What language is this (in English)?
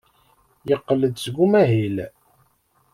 Kabyle